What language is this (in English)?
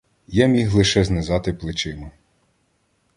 Ukrainian